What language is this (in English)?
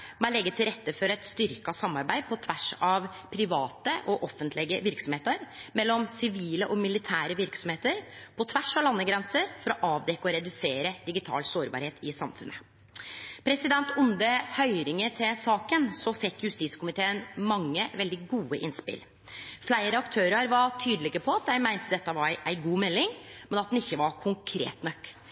Norwegian Nynorsk